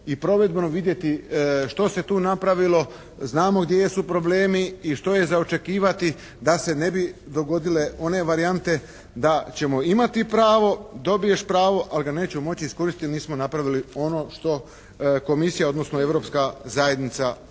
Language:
Croatian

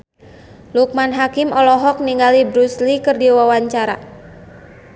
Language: Sundanese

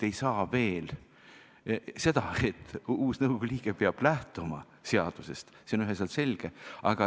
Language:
Estonian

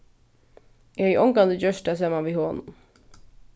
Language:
Faroese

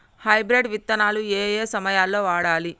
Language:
Telugu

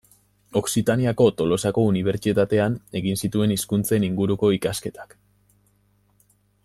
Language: Basque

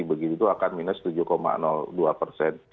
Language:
Indonesian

